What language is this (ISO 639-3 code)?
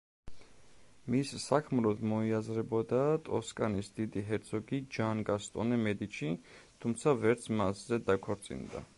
kat